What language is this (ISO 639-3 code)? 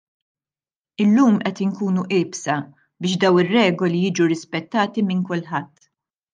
mlt